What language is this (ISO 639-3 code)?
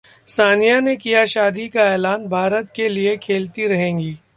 hin